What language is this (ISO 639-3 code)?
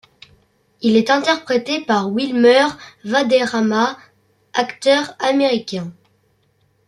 fra